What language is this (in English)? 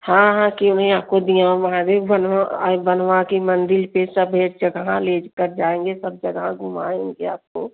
Hindi